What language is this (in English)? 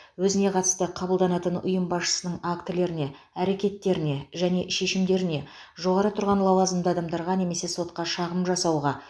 Kazakh